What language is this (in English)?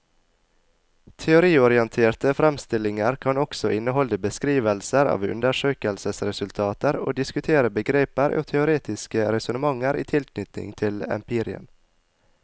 Norwegian